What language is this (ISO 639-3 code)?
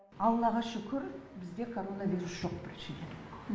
kaz